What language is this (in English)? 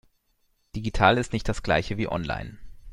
German